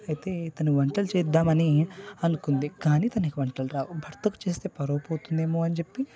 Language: Telugu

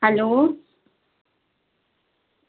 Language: Dogri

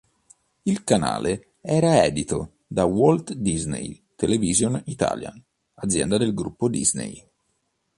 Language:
Italian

